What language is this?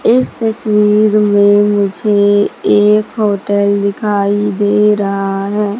Hindi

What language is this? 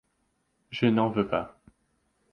French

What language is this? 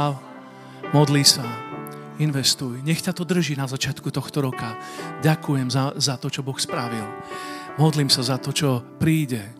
Slovak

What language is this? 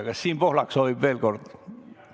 Estonian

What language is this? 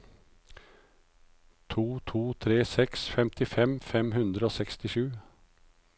Norwegian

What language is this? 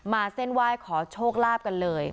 Thai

